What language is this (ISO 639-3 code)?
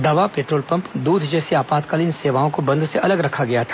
hin